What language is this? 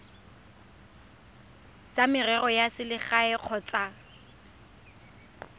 Tswana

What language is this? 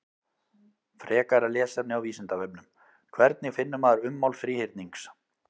Icelandic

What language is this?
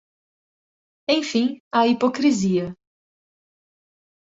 Portuguese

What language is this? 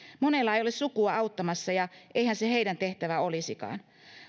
Finnish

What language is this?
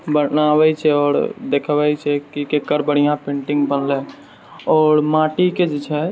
Maithili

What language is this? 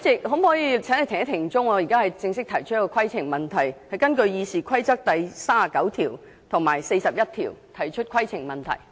Cantonese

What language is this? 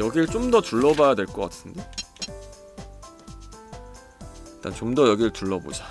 Korean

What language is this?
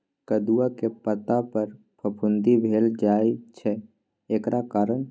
Maithili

